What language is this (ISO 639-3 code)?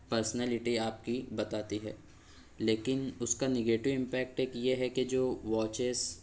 urd